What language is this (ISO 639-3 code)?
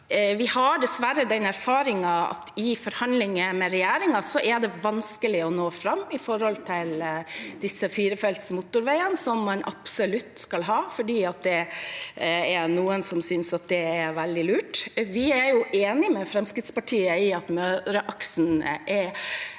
nor